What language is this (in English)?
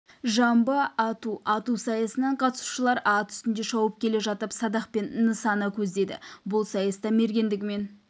Kazakh